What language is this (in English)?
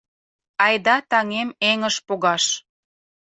Mari